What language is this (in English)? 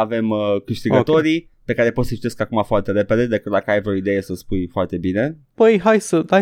Romanian